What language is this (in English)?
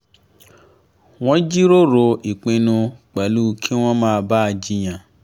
Yoruba